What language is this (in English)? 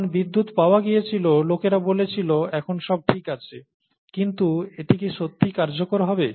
Bangla